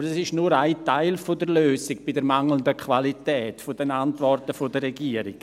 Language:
Swiss German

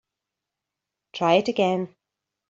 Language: English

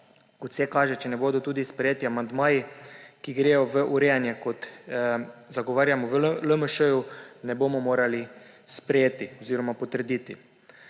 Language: Slovenian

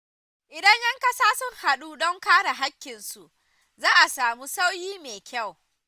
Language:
Hausa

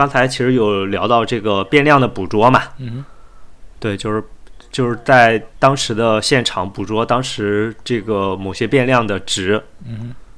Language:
Chinese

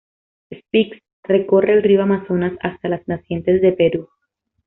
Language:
Spanish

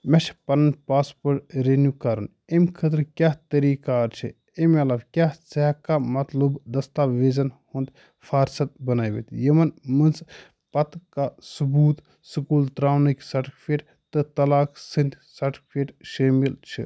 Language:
Kashmiri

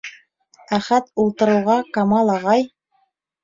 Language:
Bashkir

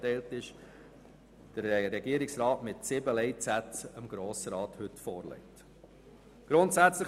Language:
Swiss German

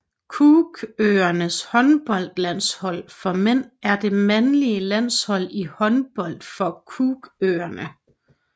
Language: Danish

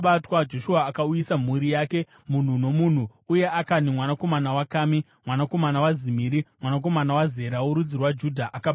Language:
Shona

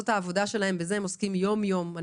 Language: Hebrew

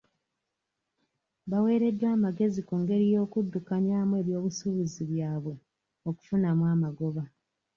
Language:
Ganda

